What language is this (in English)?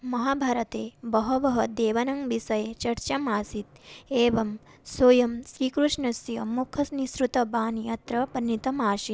Sanskrit